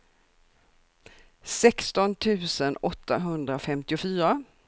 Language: Swedish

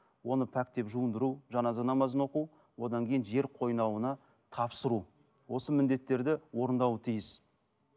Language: Kazakh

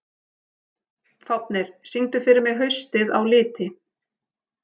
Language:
Icelandic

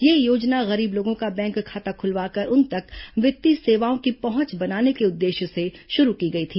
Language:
Hindi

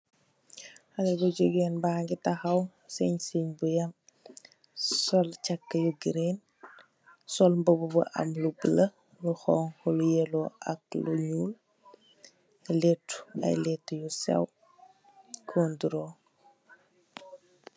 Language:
Wolof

